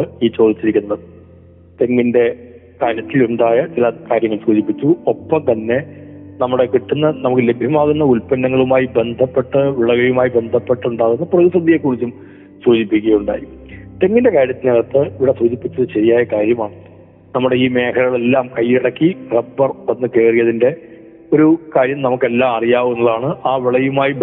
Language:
Malayalam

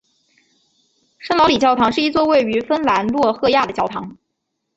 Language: Chinese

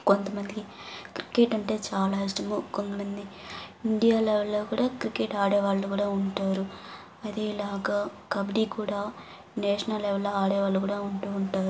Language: Telugu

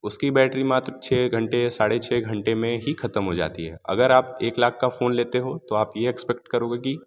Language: Hindi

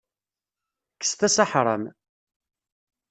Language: Kabyle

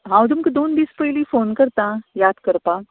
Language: Konkani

